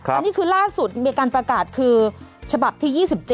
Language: Thai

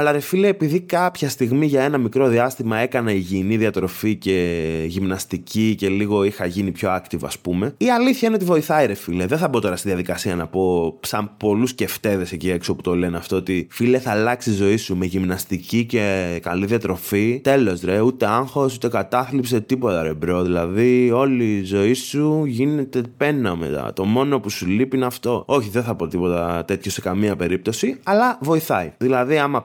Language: Greek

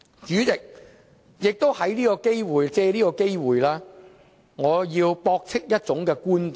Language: Cantonese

